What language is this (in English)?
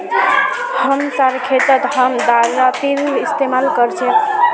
Magahi